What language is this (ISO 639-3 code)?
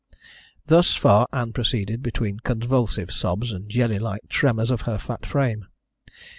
eng